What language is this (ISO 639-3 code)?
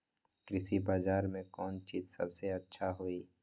mag